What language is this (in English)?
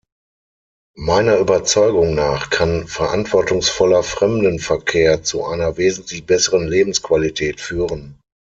German